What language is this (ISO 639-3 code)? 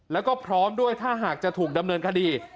tha